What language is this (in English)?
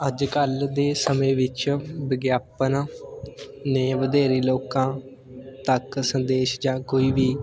Punjabi